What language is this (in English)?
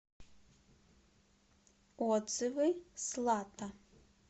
Russian